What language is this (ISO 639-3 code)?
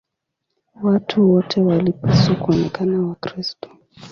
swa